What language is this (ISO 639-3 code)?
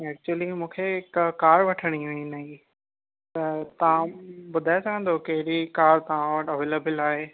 snd